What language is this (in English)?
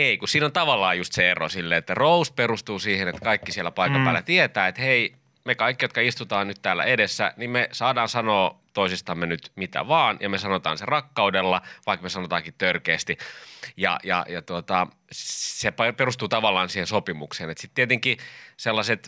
Finnish